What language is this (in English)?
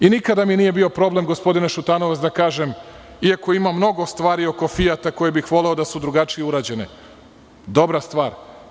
Serbian